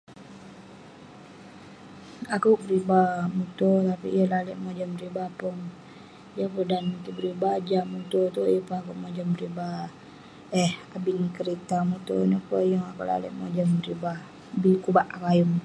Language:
Western Penan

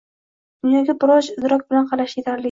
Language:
Uzbek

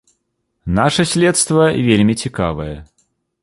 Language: Belarusian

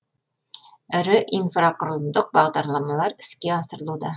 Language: Kazakh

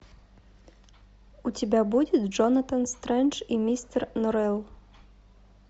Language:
Russian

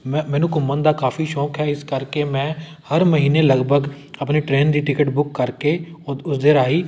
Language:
Punjabi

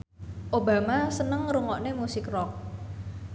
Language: Javanese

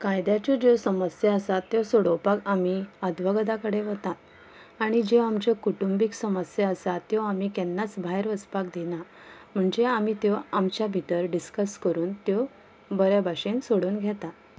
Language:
Konkani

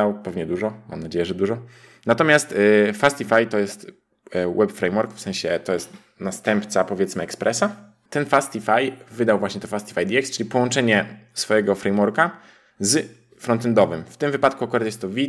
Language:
Polish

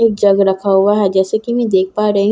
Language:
Hindi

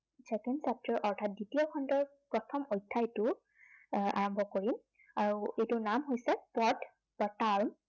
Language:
Assamese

